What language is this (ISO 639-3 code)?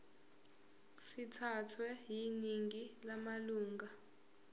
zul